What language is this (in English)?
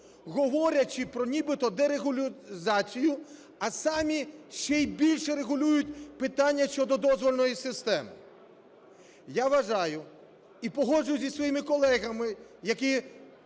Ukrainian